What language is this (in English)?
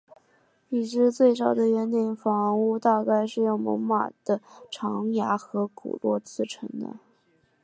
Chinese